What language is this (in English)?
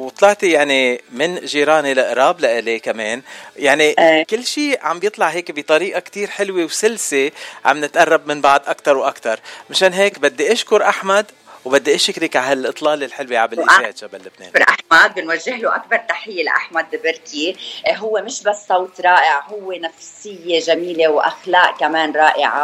Arabic